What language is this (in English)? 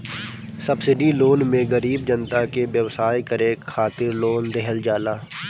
Bhojpuri